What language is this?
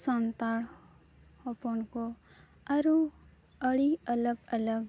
Santali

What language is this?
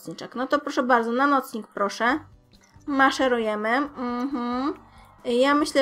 Polish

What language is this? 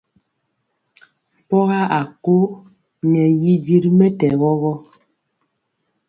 Mpiemo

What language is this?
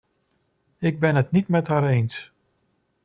Dutch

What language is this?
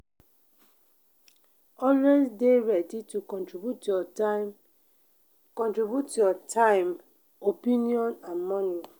Nigerian Pidgin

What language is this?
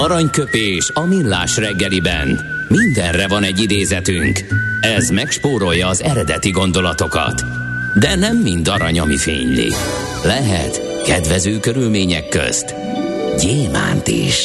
Hungarian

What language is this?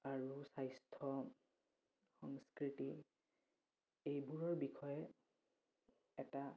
Assamese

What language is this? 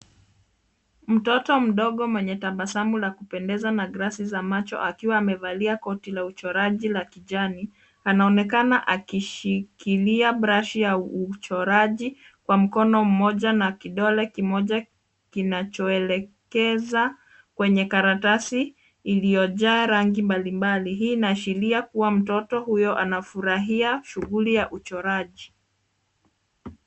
Swahili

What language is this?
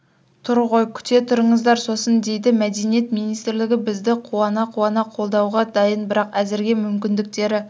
Kazakh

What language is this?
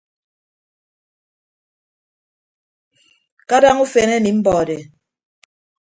Ibibio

